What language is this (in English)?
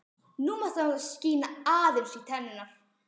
Icelandic